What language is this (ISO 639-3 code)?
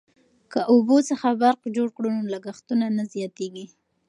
pus